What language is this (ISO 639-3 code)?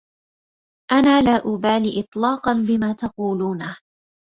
ara